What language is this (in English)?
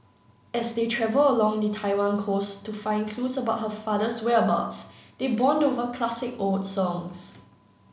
English